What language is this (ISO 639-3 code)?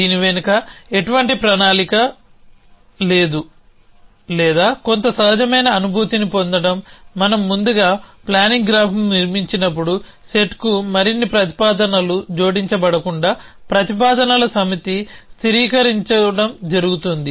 tel